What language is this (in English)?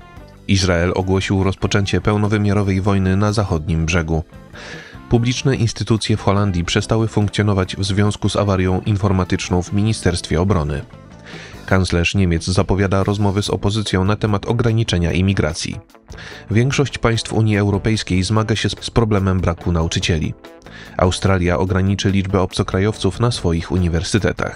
Polish